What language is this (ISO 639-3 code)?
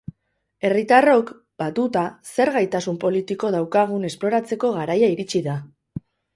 eus